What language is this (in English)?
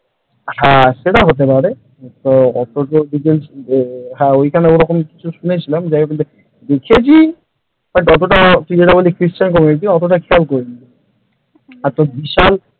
Bangla